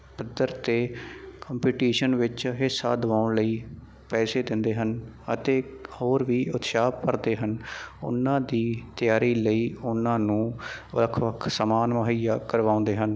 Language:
Punjabi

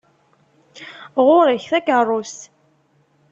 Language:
Kabyle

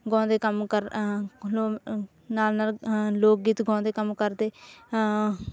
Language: Punjabi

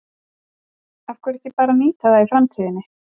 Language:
Icelandic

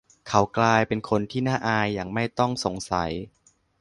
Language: Thai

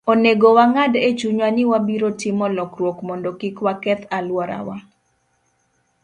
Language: Luo (Kenya and Tanzania)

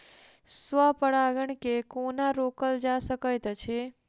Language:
Maithili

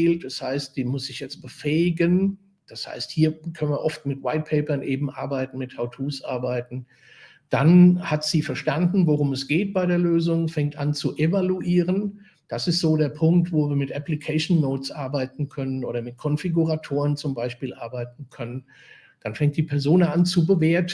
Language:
German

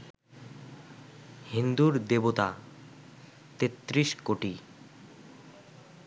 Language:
Bangla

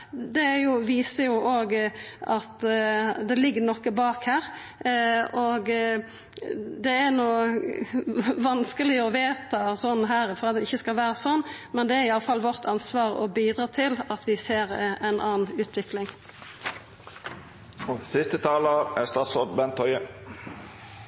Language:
Norwegian Nynorsk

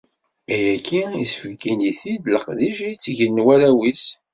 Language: Kabyle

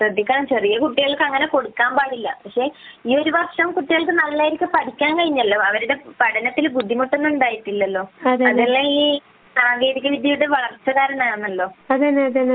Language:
Malayalam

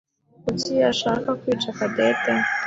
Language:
Kinyarwanda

